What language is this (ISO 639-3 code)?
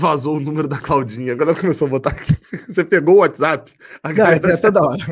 por